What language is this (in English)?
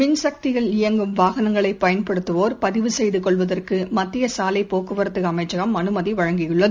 Tamil